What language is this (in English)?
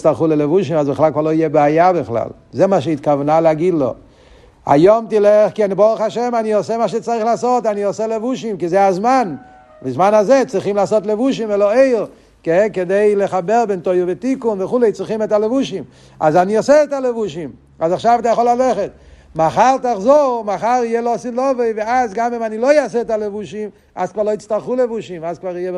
Hebrew